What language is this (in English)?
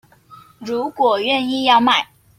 Chinese